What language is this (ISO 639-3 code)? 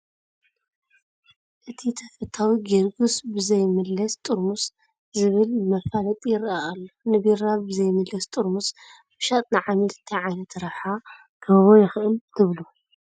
tir